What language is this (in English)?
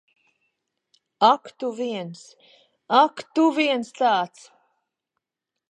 Latvian